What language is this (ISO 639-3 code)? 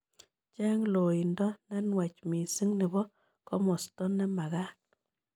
kln